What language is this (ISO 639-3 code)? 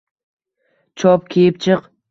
uzb